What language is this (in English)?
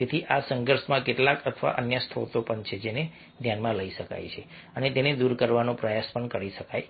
Gujarati